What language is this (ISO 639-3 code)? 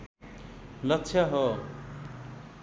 nep